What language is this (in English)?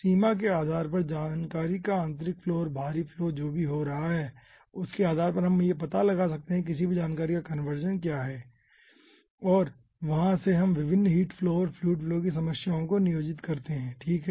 Hindi